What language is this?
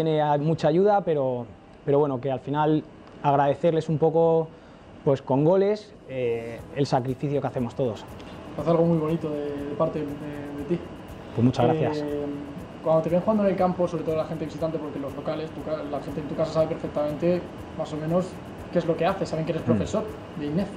Spanish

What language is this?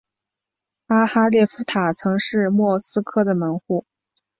Chinese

